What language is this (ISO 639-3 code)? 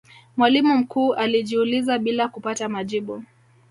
swa